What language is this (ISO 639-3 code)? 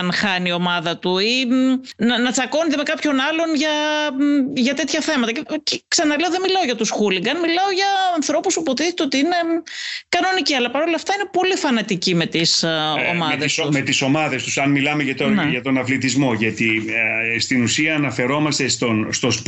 ell